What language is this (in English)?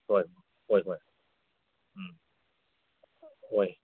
Manipuri